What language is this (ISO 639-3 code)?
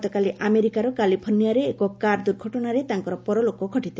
ori